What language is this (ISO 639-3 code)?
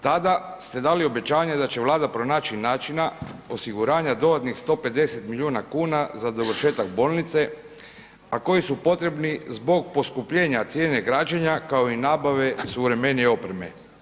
hrv